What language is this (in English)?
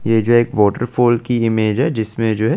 Hindi